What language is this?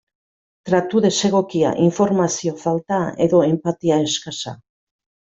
Basque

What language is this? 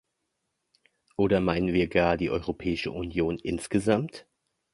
German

